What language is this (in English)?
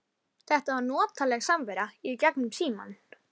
Icelandic